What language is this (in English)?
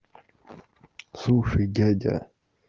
Russian